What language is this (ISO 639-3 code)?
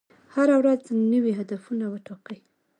pus